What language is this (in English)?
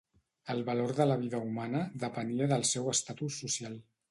Catalan